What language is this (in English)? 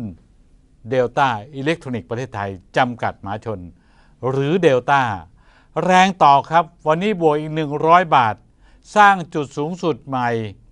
Thai